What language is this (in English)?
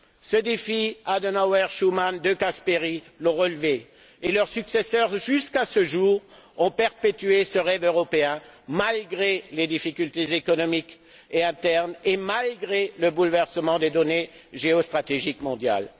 French